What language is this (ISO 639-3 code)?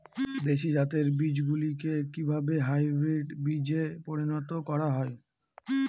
ben